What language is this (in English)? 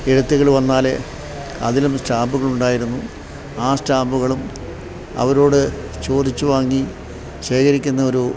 Malayalam